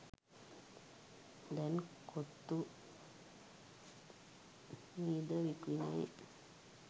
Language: Sinhala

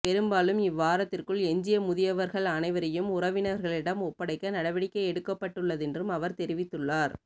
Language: Tamil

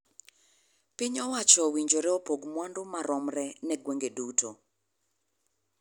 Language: Luo (Kenya and Tanzania)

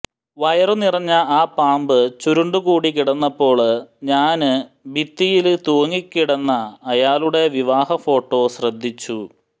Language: Malayalam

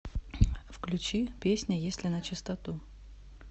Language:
Russian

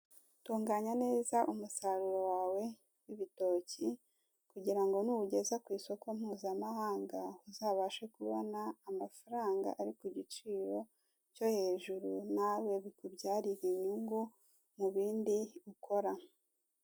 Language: Kinyarwanda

